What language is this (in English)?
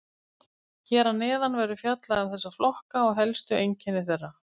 Icelandic